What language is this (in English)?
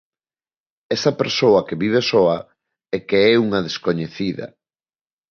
Galician